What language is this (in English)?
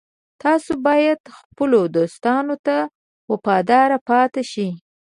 Pashto